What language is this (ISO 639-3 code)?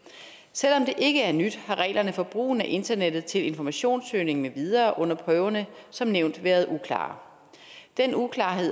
dan